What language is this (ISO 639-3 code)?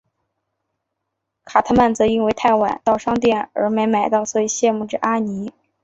zho